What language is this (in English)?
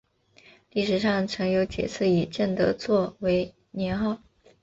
Chinese